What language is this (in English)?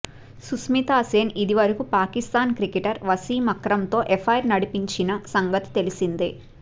Telugu